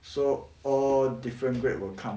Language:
English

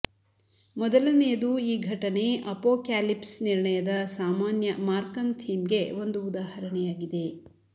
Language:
Kannada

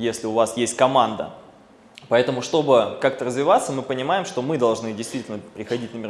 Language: Russian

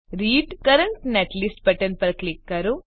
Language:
Gujarati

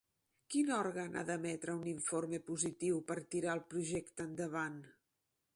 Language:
Catalan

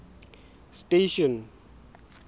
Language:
Southern Sotho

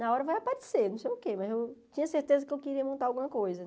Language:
Portuguese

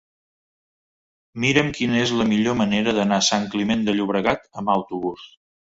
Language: Catalan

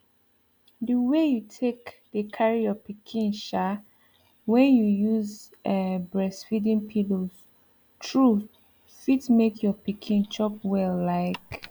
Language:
Nigerian Pidgin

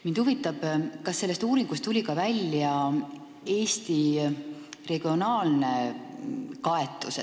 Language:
Estonian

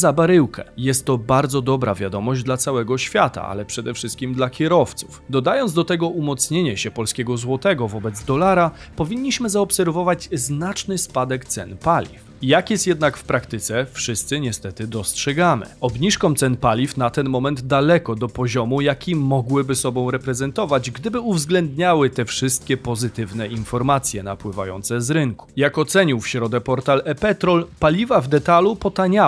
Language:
Polish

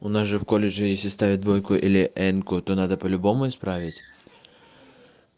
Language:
Russian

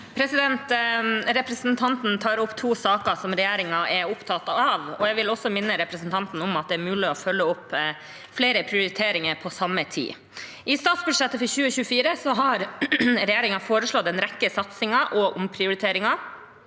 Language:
Norwegian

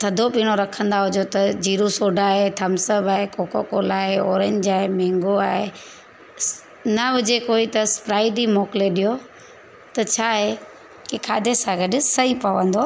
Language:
Sindhi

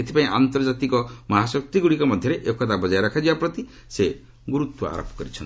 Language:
Odia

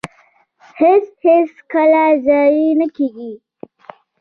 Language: Pashto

